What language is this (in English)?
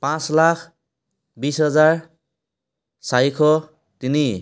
Assamese